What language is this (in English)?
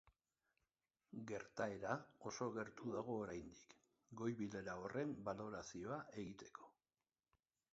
Basque